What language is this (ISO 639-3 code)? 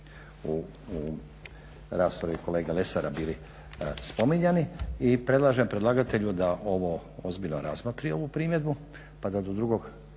hrv